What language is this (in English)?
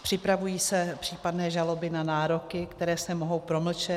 Czech